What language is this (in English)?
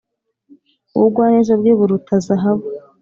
Kinyarwanda